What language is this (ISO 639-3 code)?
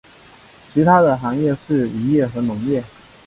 zho